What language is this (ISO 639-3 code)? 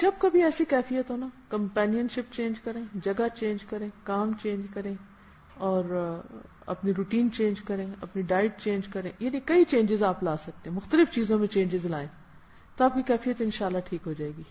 urd